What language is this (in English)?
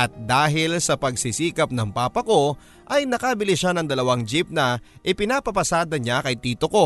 Filipino